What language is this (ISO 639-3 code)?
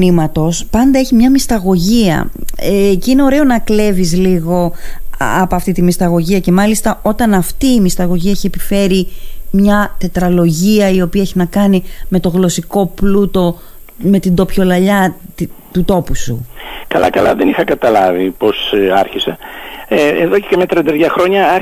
ell